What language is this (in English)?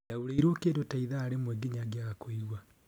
Kikuyu